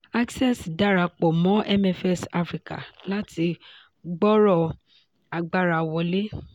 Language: Yoruba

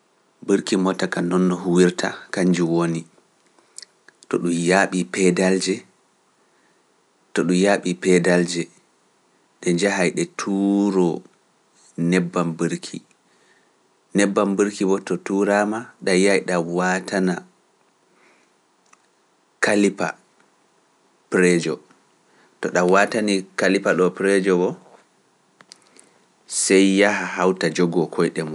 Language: Pular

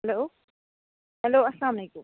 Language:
Kashmiri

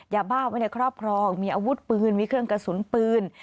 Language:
Thai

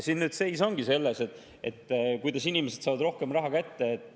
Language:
Estonian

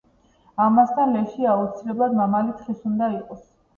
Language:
Georgian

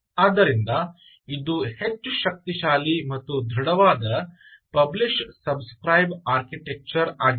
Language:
Kannada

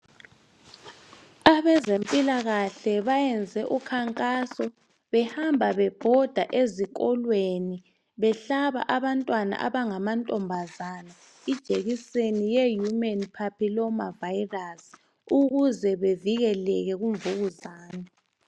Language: North Ndebele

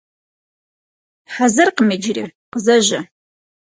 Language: Kabardian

